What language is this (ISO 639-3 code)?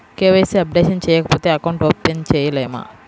tel